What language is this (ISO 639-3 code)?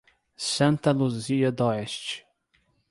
por